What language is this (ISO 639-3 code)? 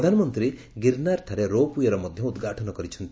ori